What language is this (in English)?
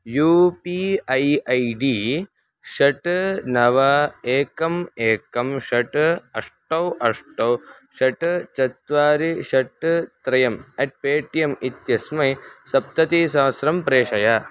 Sanskrit